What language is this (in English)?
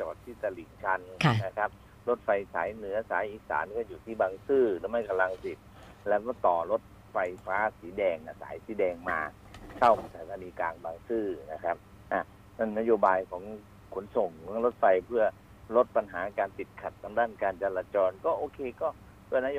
Thai